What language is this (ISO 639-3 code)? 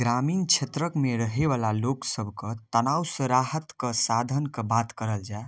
mai